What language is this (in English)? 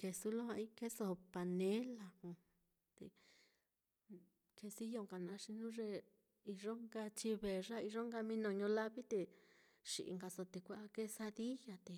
Mitlatongo Mixtec